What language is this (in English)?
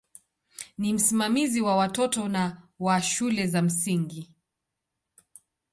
Swahili